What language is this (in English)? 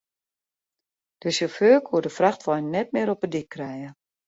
Western Frisian